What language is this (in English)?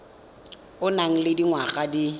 Tswana